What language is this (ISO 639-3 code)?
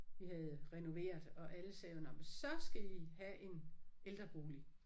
dan